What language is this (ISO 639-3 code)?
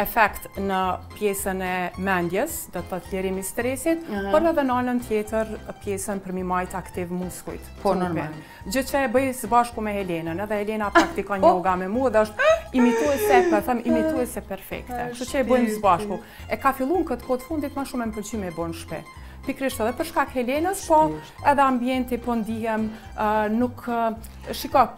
ron